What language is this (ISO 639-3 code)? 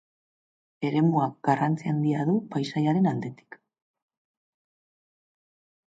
eus